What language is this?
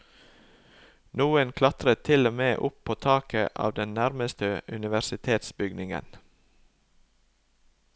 Norwegian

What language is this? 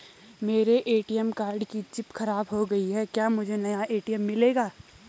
Hindi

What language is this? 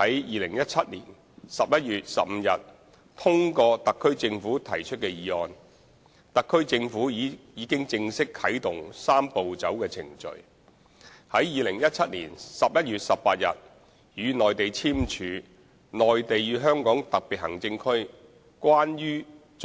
Cantonese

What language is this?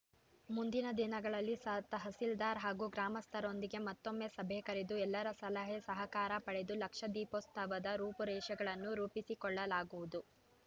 Kannada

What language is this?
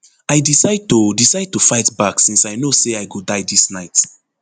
Nigerian Pidgin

